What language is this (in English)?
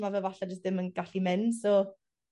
Welsh